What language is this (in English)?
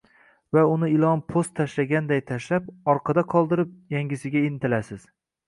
Uzbek